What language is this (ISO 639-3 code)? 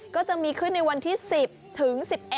tha